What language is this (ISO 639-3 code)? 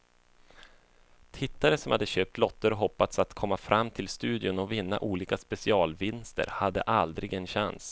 swe